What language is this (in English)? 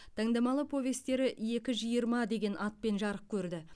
Kazakh